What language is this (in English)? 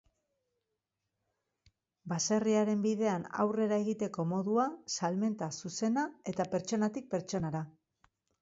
Basque